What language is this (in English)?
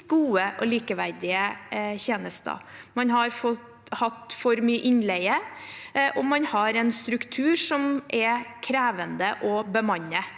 Norwegian